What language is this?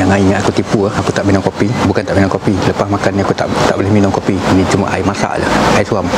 Malay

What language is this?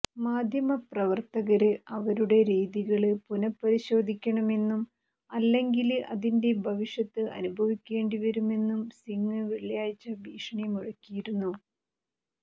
Malayalam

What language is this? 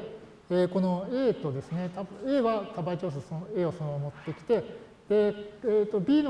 Japanese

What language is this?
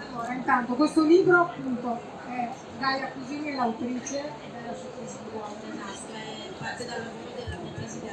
Italian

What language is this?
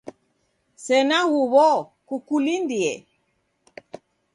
Taita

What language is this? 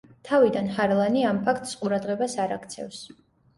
Georgian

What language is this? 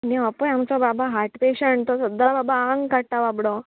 Konkani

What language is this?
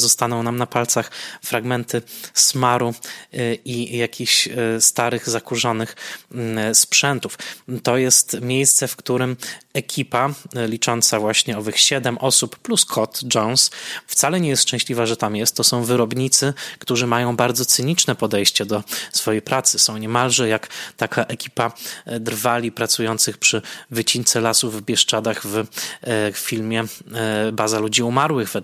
Polish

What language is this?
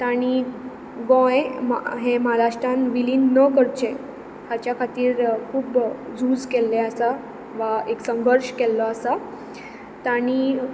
Konkani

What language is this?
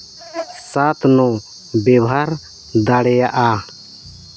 Santali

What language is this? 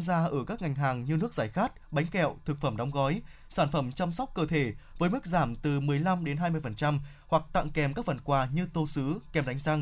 Vietnamese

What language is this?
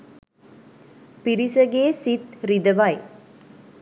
Sinhala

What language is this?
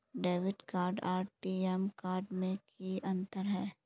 Magahi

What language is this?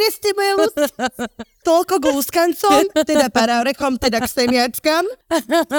Slovak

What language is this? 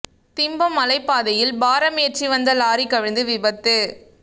Tamil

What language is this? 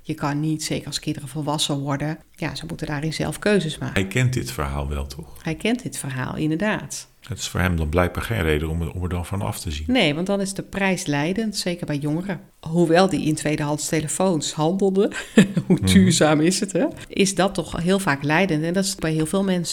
Dutch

